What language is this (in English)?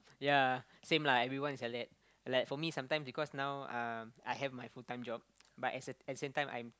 English